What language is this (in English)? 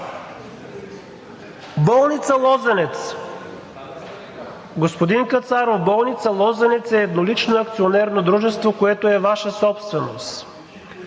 Bulgarian